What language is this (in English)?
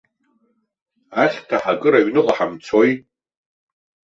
Abkhazian